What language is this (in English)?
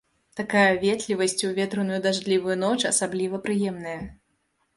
Belarusian